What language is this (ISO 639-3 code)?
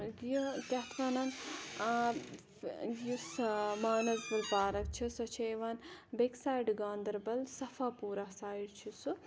kas